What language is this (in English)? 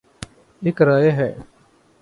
Urdu